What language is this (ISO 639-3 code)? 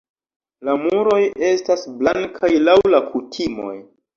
epo